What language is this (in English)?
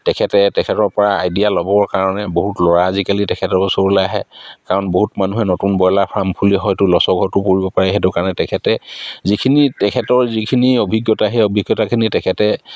Assamese